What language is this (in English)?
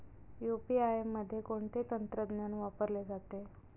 Marathi